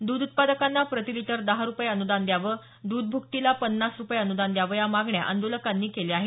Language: Marathi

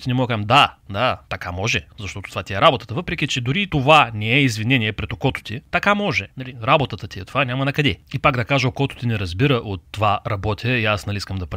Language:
Bulgarian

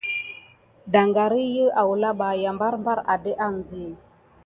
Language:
Gidar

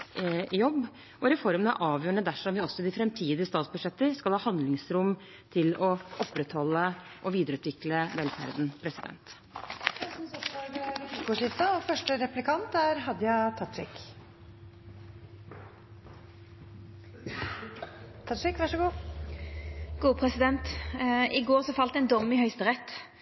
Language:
Norwegian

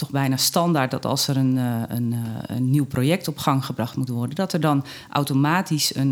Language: Dutch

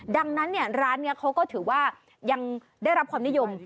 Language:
Thai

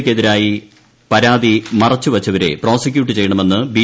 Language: Malayalam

